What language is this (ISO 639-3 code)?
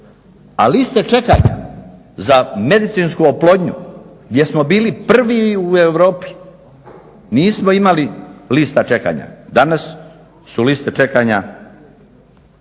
hrv